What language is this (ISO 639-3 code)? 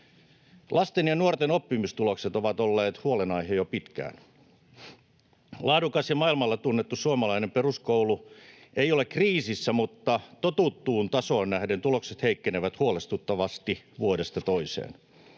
fin